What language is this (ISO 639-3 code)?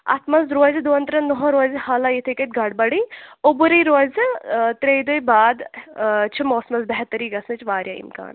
kas